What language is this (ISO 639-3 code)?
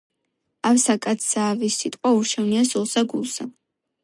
kat